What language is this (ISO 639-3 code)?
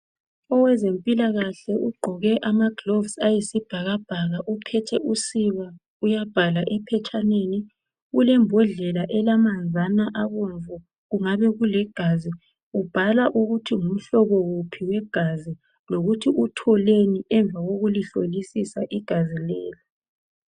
nde